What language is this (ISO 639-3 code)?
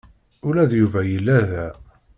kab